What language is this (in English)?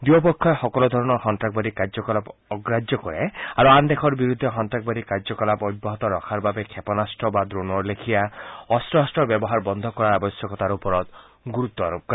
Assamese